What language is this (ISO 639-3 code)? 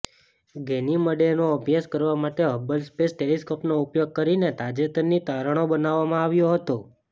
guj